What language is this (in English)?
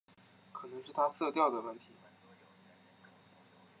Chinese